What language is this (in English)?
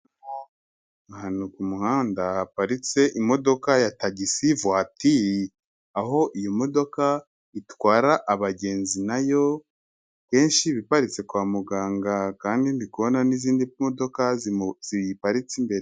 Kinyarwanda